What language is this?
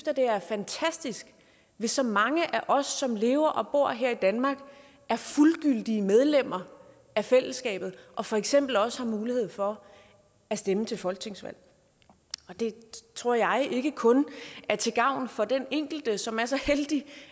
Danish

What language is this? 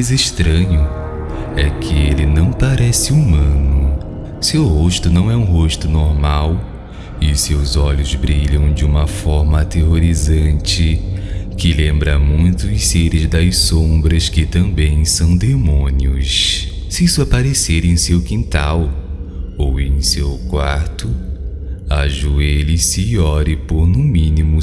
Portuguese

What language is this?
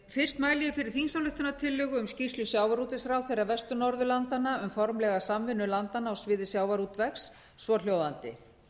Icelandic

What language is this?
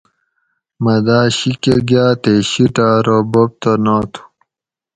Gawri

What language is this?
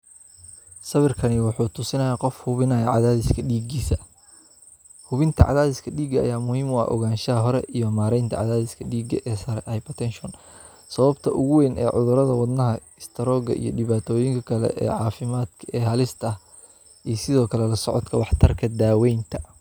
Somali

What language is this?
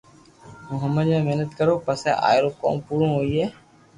Loarki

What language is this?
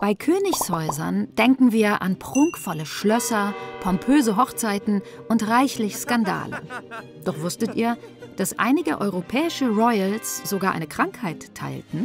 German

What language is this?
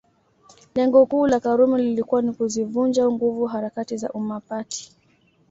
Swahili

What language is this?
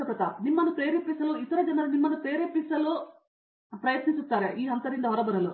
Kannada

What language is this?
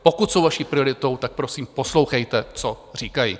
Czech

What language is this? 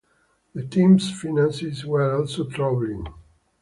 English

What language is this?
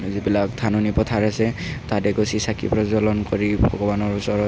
Assamese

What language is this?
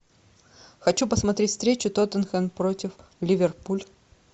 Russian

